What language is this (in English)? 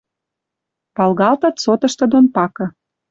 Western Mari